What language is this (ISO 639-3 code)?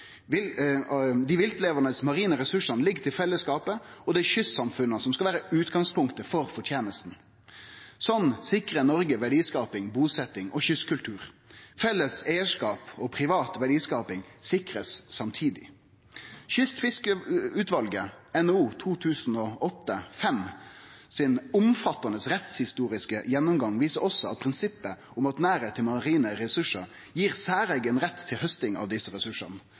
nno